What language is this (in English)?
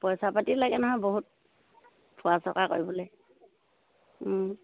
Assamese